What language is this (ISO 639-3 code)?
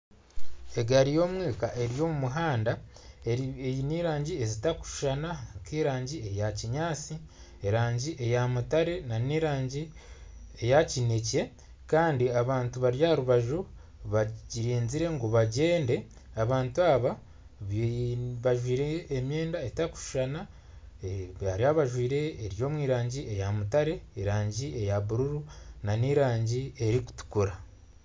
nyn